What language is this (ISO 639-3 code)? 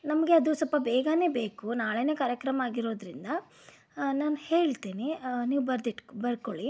kan